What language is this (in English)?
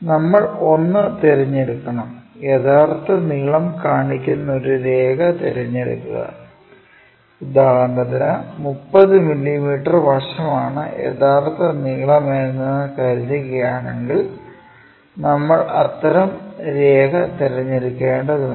Malayalam